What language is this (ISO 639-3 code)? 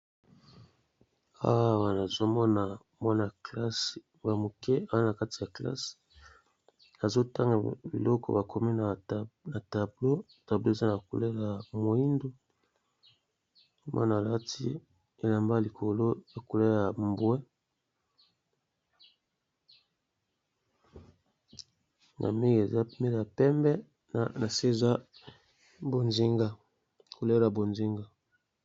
lin